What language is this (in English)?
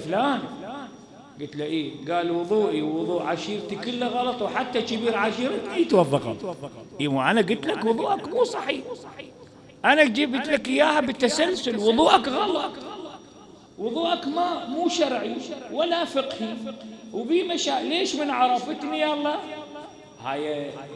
Arabic